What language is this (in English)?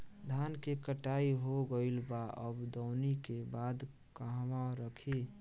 Bhojpuri